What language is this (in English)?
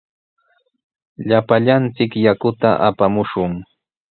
Sihuas Ancash Quechua